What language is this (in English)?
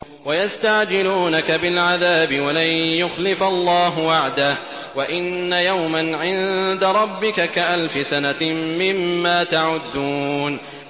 Arabic